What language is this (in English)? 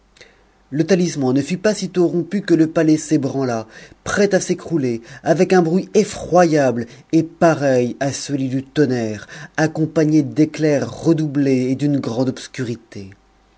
French